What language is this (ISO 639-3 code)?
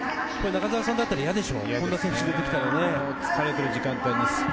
jpn